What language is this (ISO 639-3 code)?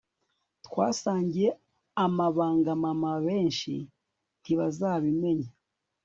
kin